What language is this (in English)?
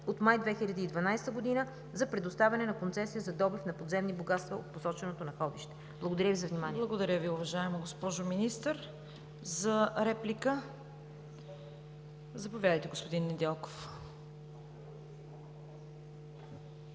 Bulgarian